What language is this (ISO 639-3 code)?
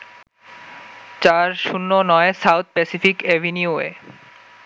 ben